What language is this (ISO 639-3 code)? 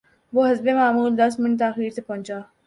urd